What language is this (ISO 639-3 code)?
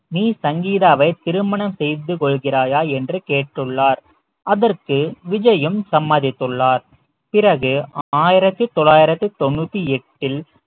tam